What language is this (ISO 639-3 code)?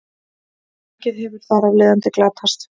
isl